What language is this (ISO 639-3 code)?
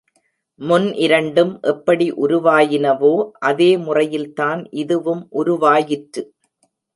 tam